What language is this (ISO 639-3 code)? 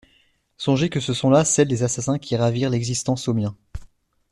fra